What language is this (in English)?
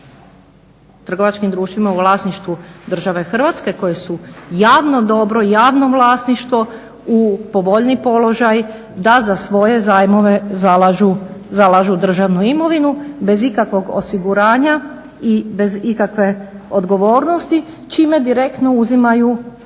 Croatian